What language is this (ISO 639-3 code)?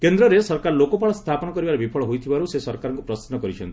ori